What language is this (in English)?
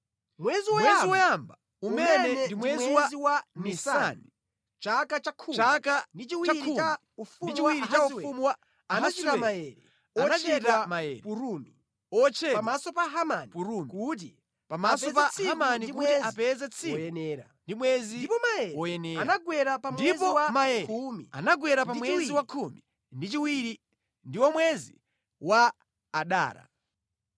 Nyanja